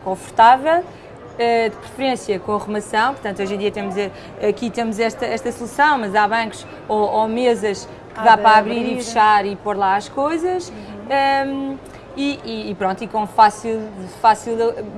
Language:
Portuguese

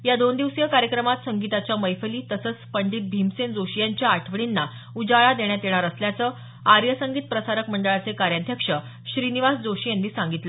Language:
Marathi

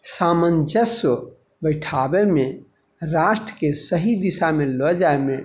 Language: Maithili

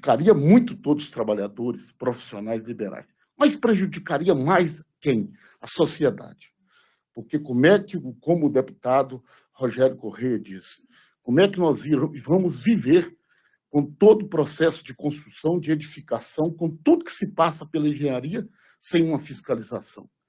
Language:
Portuguese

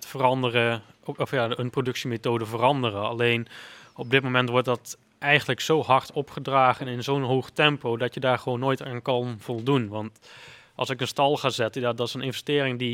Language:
Dutch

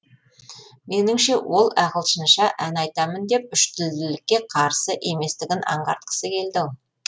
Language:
Kazakh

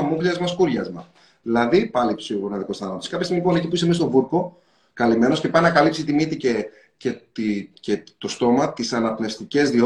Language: Greek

